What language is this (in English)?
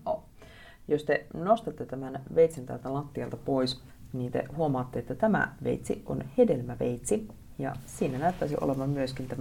Finnish